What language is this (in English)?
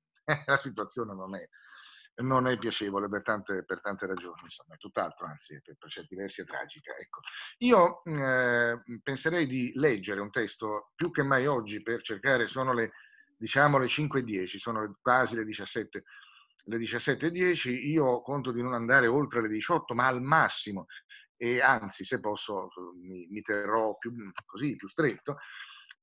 Italian